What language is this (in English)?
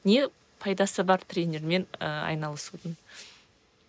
Kazakh